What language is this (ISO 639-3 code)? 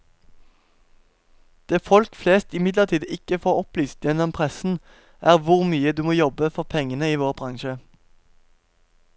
nor